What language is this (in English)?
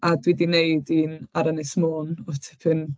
Welsh